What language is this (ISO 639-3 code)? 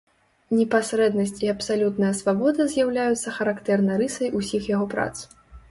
bel